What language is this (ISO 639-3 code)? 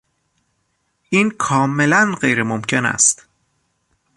fas